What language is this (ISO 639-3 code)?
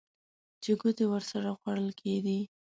pus